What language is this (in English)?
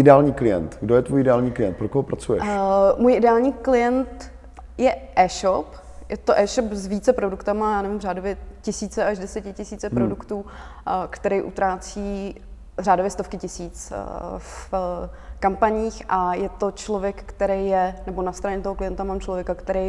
Czech